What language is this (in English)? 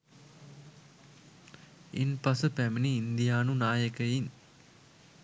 Sinhala